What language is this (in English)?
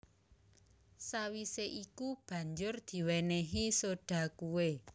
Javanese